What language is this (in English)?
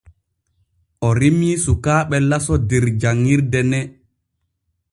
Borgu Fulfulde